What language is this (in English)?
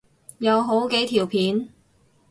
Cantonese